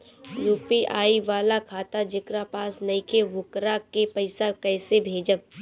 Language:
Bhojpuri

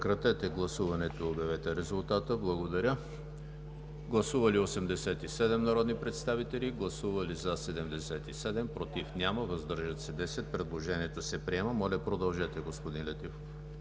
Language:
Bulgarian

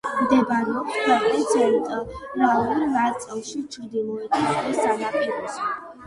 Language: Georgian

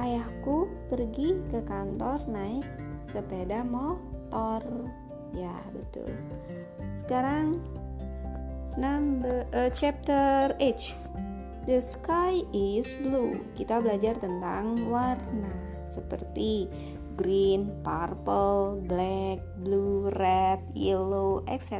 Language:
Indonesian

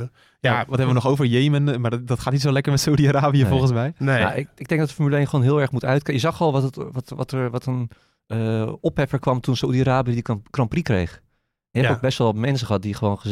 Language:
Dutch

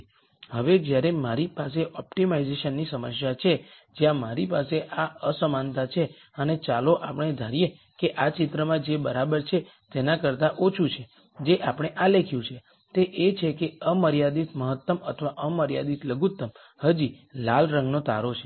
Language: Gujarati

